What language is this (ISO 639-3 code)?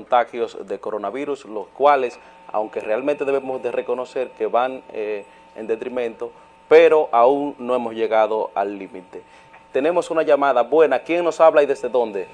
spa